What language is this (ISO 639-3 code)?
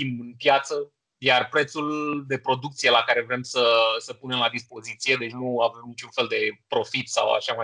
ron